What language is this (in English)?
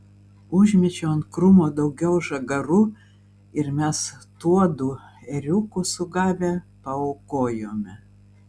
Lithuanian